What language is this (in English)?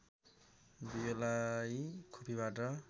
Nepali